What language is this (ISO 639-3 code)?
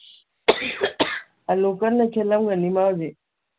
mni